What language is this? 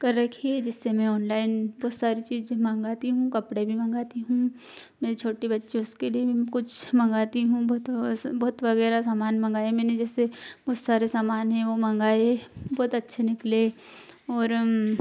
Hindi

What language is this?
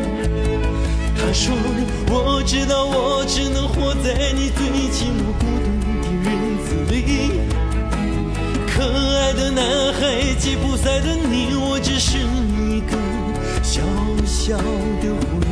Chinese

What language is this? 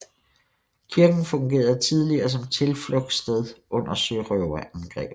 Danish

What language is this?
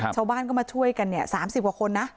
Thai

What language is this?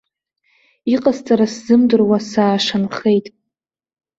Abkhazian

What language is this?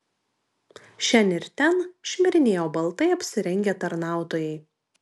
Lithuanian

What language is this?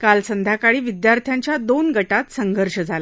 Marathi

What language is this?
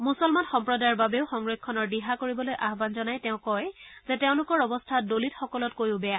Assamese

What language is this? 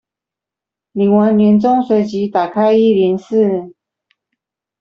Chinese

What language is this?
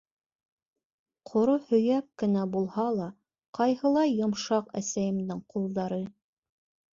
Bashkir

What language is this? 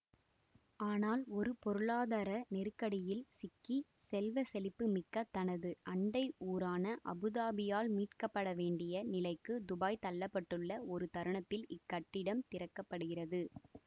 Tamil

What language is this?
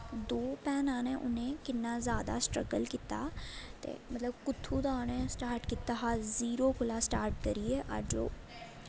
Dogri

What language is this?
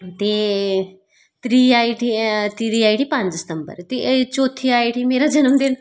Dogri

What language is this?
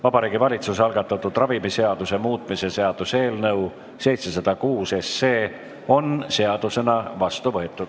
Estonian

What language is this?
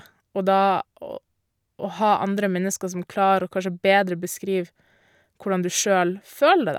Norwegian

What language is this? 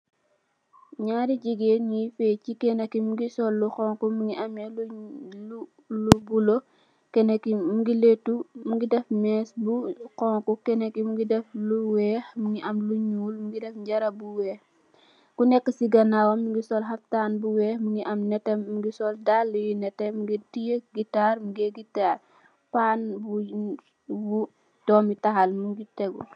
Wolof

